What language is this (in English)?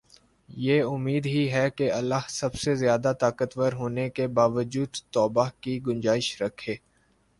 Urdu